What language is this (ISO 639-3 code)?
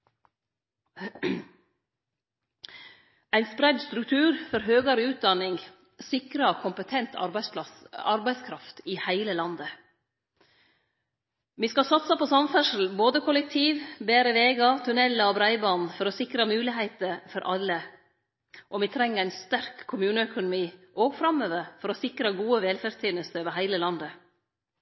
nno